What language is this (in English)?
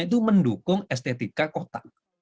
Indonesian